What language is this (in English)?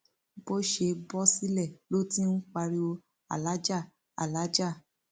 Yoruba